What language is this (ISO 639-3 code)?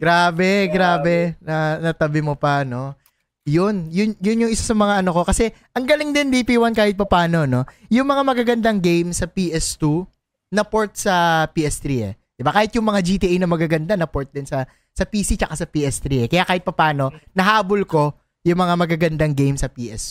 fil